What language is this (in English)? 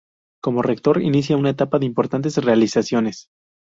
Spanish